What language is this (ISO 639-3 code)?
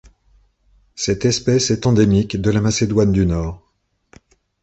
fra